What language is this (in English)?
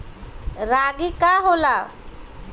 Bhojpuri